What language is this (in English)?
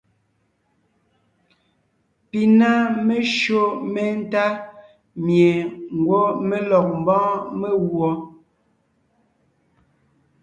Ngiemboon